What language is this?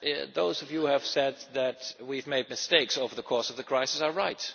English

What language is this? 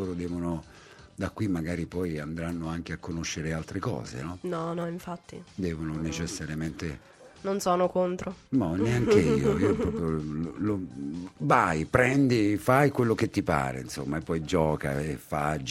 Italian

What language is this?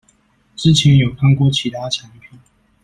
Chinese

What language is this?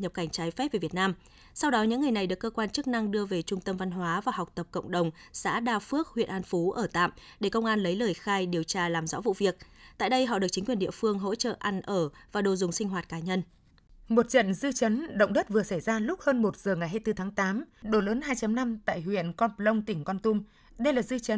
Vietnamese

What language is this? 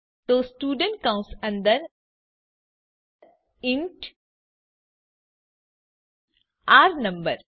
Gujarati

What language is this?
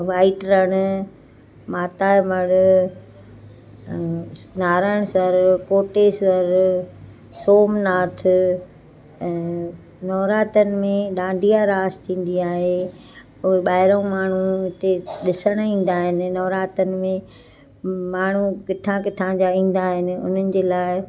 Sindhi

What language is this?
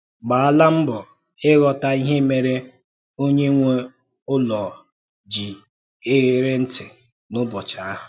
Igbo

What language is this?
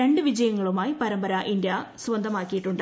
Malayalam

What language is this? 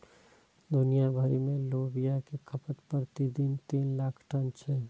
Maithili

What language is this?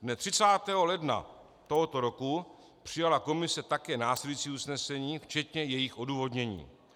Czech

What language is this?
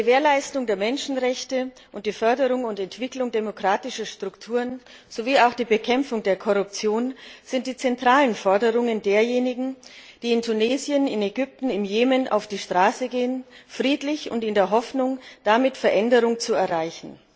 German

